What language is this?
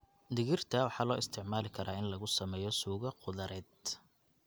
Somali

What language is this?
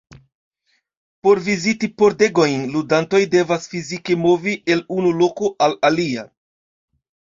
Esperanto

